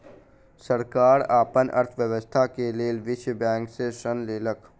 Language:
Maithili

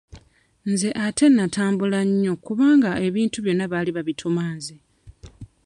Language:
Ganda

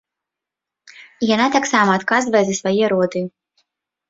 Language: Belarusian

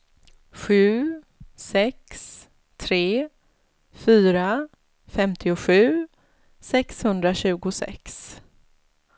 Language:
Swedish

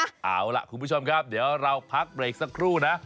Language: Thai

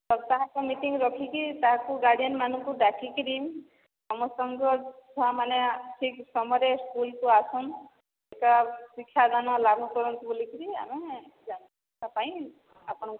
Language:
Odia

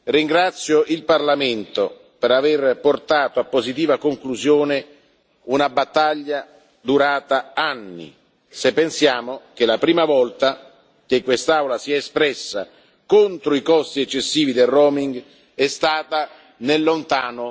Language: Italian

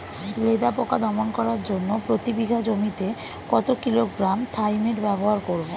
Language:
Bangla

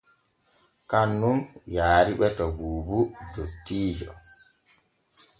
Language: Borgu Fulfulde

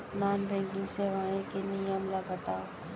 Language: Chhattisgarhi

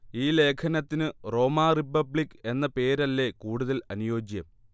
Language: Malayalam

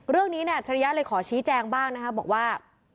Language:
Thai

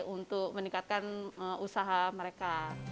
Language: Indonesian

